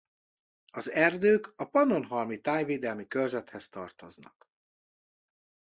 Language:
Hungarian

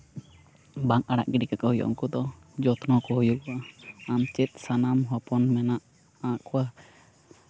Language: Santali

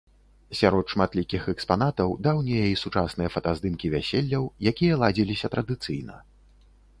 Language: Belarusian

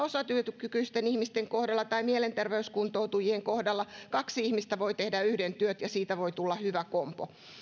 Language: Finnish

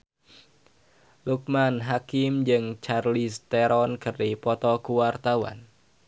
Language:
Sundanese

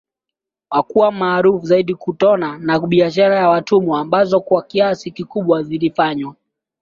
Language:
Swahili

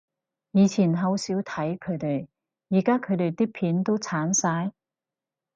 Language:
Cantonese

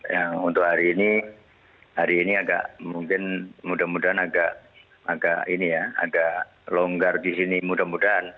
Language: Indonesian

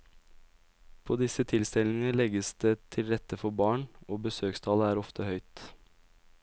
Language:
Norwegian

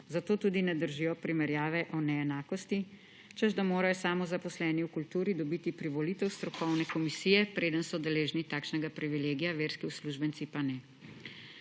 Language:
Slovenian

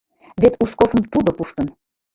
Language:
Mari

